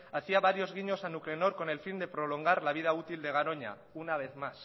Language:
Spanish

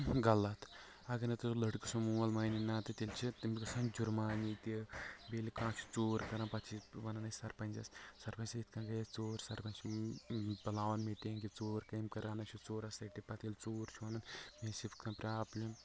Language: Kashmiri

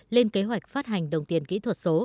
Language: Vietnamese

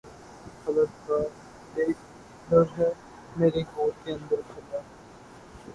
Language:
Urdu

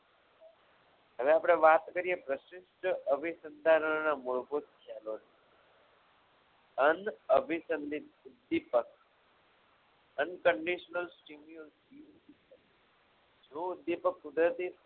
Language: Gujarati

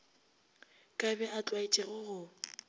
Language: Northern Sotho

